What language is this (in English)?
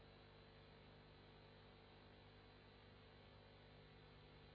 Italian